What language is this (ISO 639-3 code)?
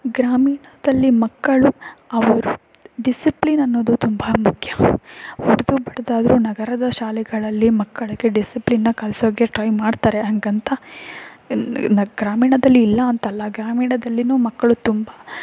kan